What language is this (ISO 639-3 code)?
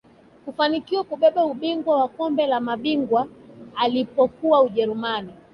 swa